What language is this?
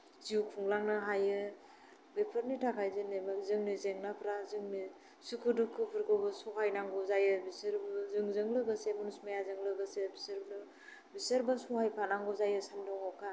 Bodo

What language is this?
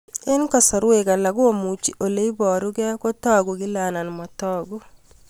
Kalenjin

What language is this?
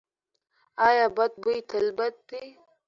Pashto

